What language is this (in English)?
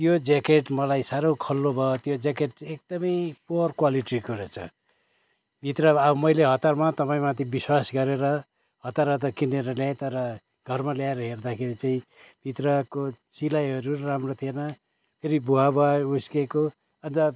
Nepali